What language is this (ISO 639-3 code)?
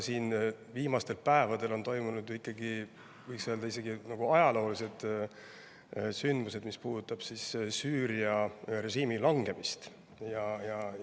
est